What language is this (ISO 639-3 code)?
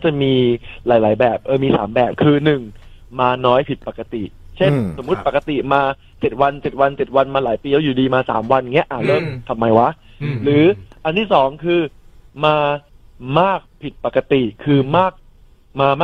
tha